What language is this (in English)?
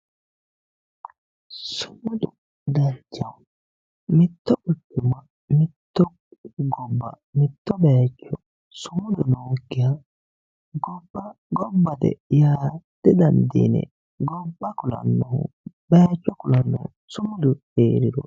Sidamo